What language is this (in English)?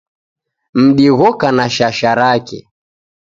Taita